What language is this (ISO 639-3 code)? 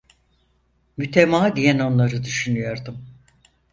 tur